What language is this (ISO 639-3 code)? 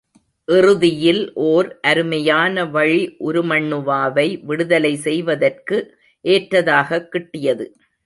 tam